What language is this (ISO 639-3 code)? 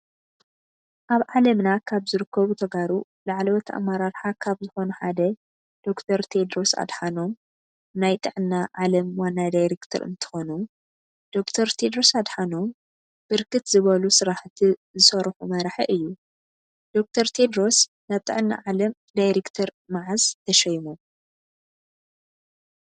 tir